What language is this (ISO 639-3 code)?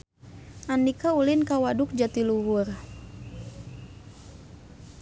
sun